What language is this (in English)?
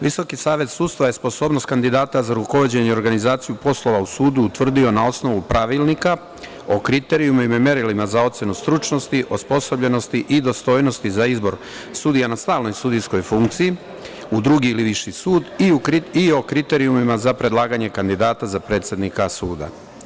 Serbian